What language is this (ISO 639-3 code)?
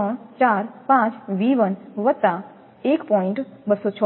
guj